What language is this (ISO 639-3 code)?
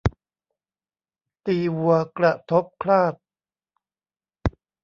tha